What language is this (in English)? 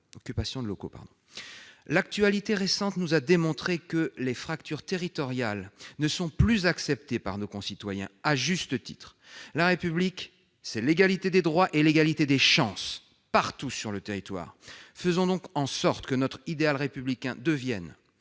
French